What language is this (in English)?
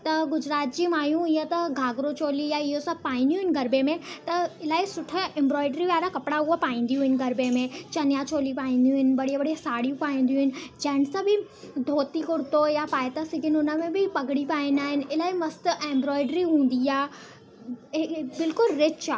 Sindhi